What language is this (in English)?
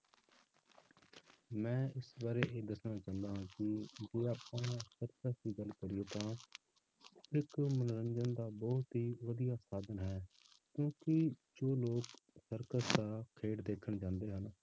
Punjabi